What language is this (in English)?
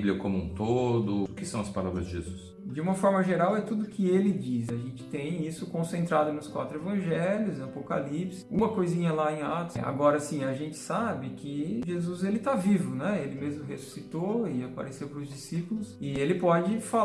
Portuguese